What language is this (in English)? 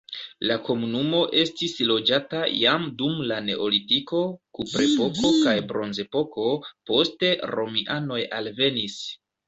Esperanto